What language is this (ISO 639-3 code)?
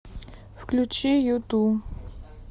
rus